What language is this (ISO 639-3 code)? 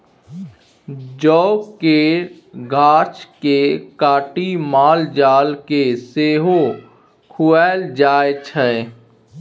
mai